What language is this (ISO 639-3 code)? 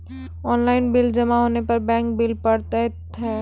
mai